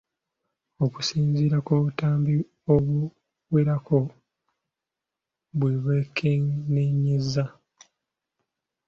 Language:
Ganda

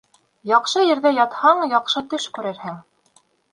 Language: Bashkir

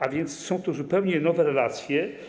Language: Polish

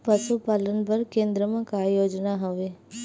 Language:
Chhattisgarhi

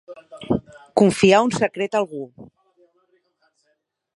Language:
Catalan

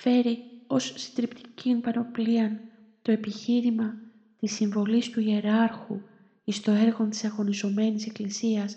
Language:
Greek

